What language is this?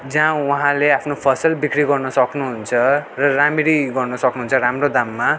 Nepali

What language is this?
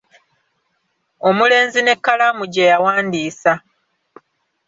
Ganda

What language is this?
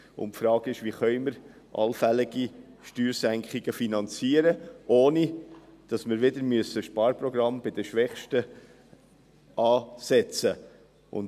Swiss German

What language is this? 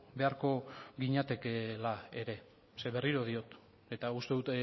Basque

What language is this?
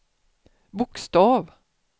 Swedish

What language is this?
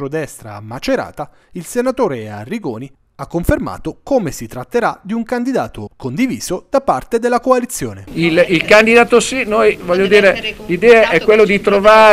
Italian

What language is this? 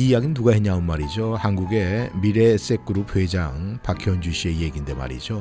Korean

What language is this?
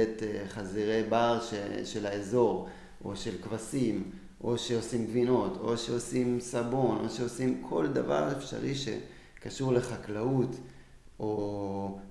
Hebrew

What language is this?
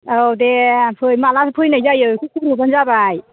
Bodo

